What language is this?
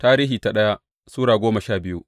Hausa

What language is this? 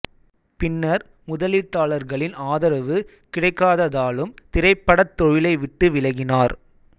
Tamil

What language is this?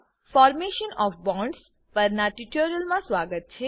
Gujarati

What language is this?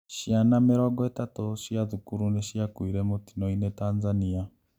Kikuyu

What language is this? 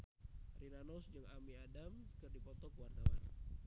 Sundanese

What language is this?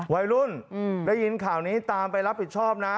Thai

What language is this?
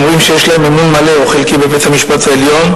Hebrew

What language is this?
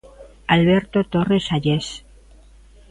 Galician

